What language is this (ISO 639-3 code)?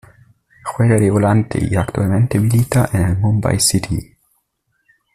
spa